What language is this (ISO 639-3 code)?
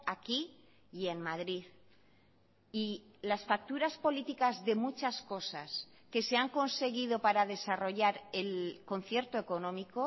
spa